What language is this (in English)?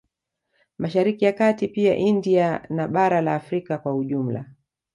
Swahili